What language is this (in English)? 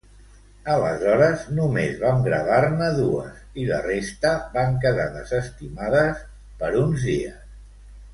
Catalan